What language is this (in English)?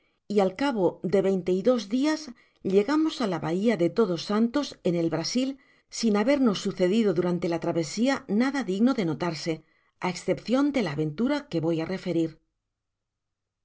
Spanish